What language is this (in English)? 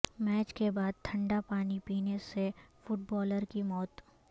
Urdu